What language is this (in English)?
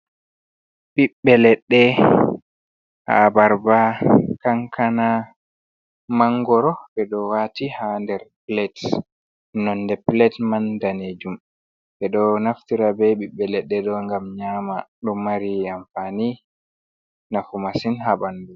Fula